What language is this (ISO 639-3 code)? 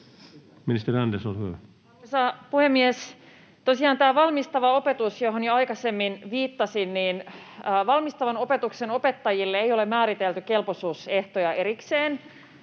fin